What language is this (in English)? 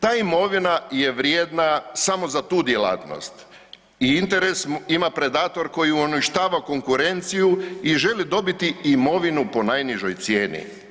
Croatian